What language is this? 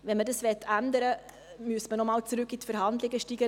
Swiss German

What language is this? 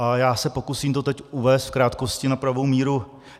Czech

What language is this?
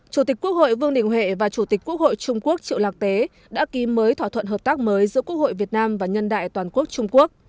Vietnamese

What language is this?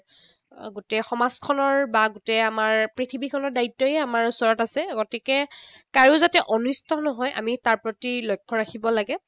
Assamese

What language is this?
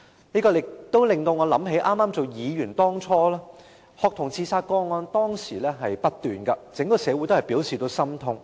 Cantonese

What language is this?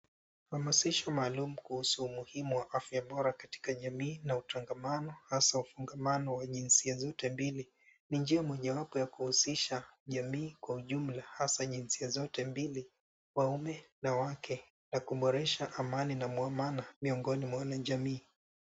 Swahili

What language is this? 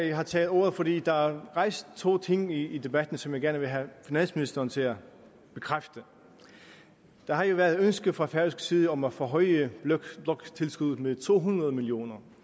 Danish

